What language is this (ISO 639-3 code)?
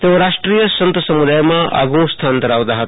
guj